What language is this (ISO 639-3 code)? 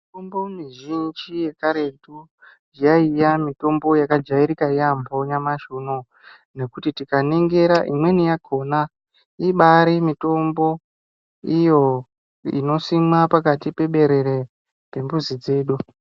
ndc